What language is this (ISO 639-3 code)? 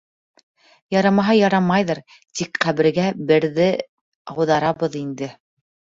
bak